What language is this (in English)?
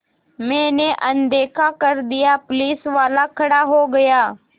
Hindi